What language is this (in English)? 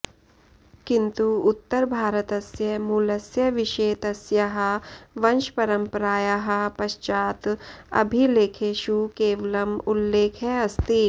Sanskrit